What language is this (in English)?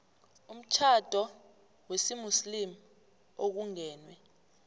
South Ndebele